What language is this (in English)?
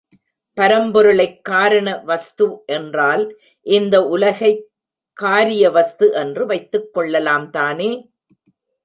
Tamil